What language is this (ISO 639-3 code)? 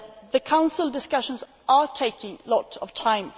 eng